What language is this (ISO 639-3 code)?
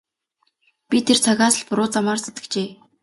mon